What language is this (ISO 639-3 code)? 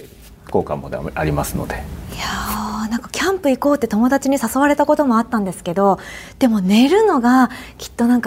jpn